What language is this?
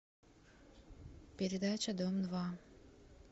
Russian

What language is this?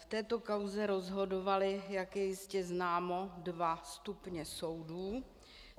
Czech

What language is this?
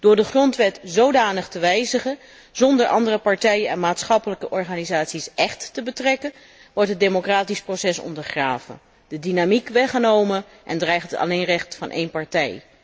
Dutch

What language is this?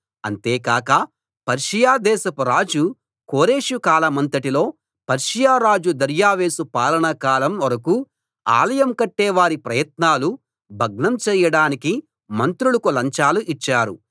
Telugu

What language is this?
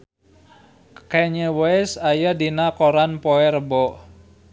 Sundanese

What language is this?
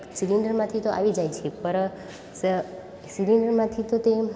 Gujarati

